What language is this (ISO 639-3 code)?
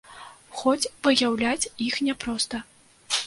bel